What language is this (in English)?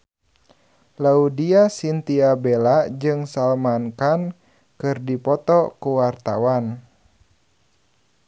Sundanese